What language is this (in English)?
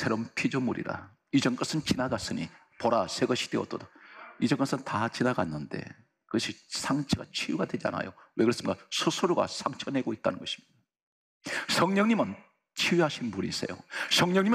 Korean